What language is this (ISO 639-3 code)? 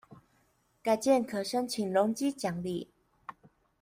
zho